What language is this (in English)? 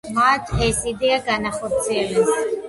Georgian